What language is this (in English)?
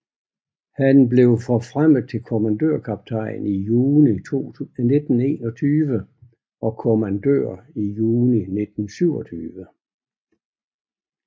Danish